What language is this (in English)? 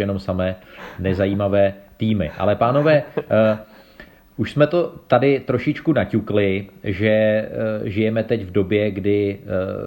Czech